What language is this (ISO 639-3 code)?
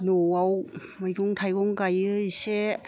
brx